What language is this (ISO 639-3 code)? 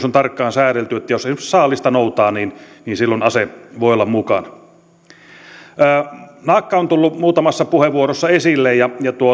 fin